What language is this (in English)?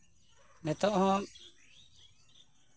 Santali